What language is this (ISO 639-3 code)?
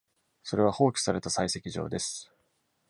jpn